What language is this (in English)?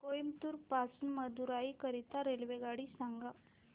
Marathi